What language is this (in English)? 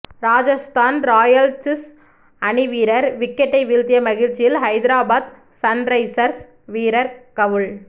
Tamil